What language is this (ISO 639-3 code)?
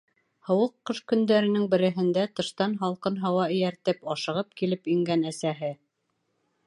bak